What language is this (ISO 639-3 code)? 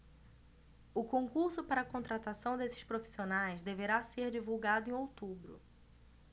por